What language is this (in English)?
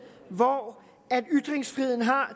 Danish